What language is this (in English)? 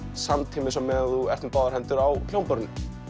Icelandic